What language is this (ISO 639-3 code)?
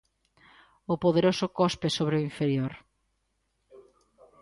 glg